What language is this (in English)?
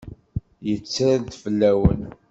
Kabyle